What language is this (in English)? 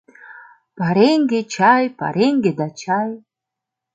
Mari